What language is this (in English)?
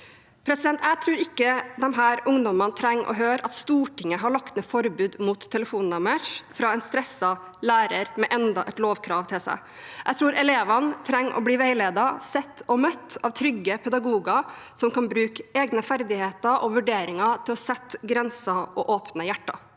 Norwegian